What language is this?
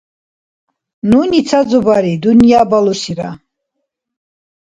Dargwa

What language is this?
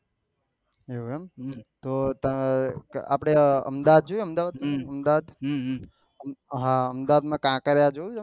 Gujarati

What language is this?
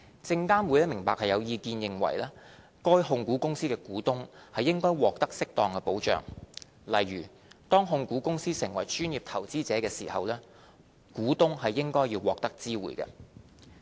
Cantonese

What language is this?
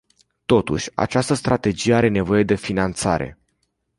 Romanian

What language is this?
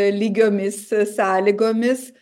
Lithuanian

